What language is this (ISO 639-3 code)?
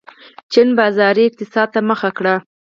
pus